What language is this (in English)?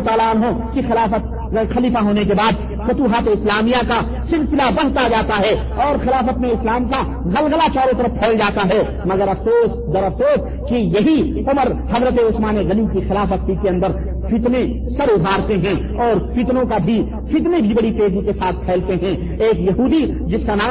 Urdu